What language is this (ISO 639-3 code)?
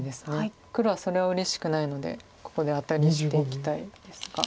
jpn